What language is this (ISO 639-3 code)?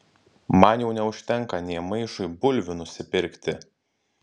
lit